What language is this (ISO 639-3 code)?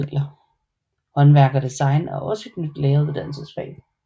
dan